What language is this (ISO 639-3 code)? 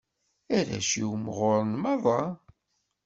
kab